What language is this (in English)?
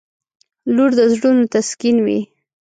Pashto